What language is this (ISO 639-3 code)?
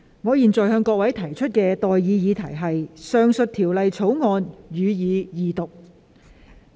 yue